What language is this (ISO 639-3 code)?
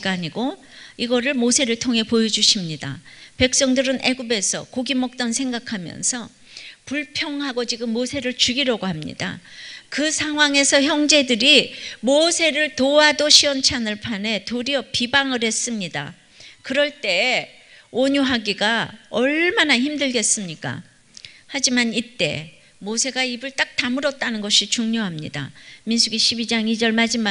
kor